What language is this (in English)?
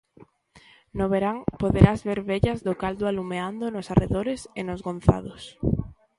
Galician